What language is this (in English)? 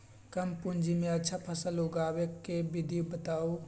Magahi